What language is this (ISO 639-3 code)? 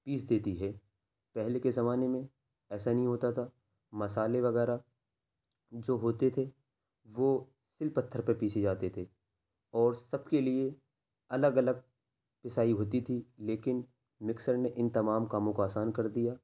urd